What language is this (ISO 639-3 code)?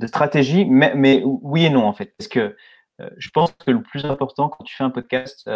fra